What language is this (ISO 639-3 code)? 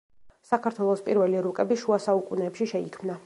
kat